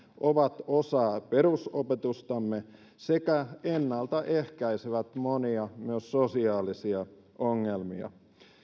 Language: Finnish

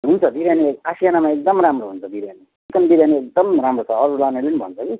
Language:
Nepali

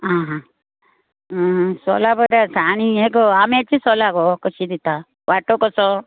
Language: Konkani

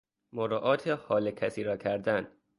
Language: Persian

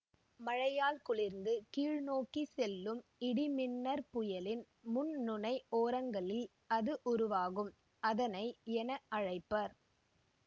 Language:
Tamil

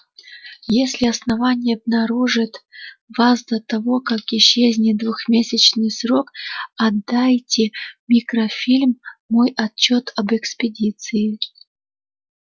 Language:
Russian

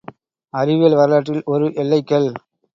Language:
Tamil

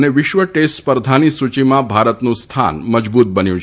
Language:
Gujarati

